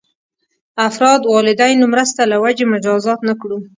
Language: Pashto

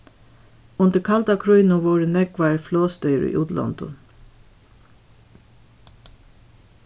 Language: Faroese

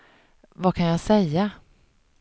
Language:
Swedish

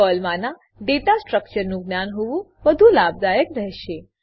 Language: Gujarati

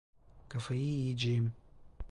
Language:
Turkish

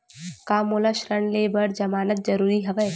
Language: Chhattisgarhi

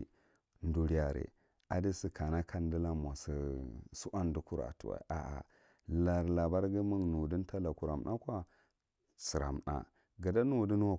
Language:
Marghi Central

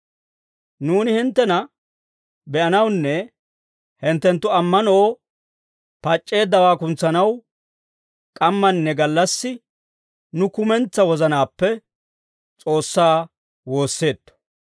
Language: Dawro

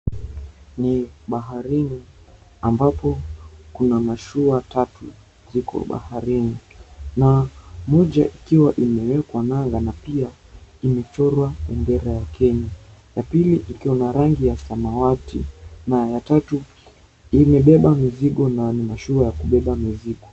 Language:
Swahili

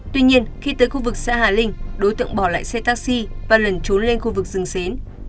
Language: Vietnamese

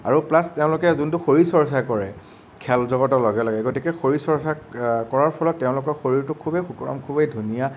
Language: Assamese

